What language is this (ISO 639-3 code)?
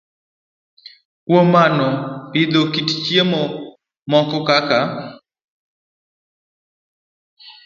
luo